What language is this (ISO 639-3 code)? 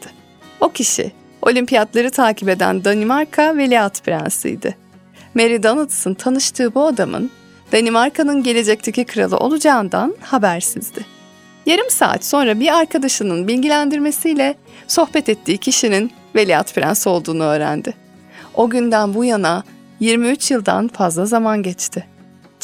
tur